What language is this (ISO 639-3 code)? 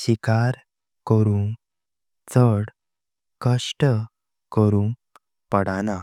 kok